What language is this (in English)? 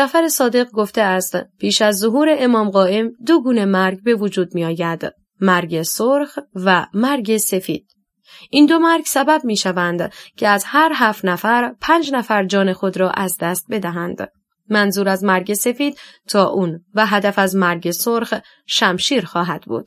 Persian